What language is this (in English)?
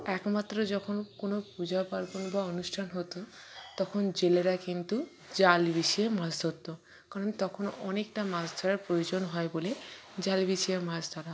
Bangla